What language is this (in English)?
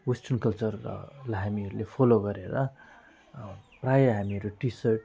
Nepali